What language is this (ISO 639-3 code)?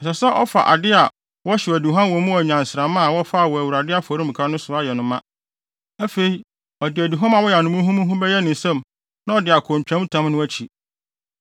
aka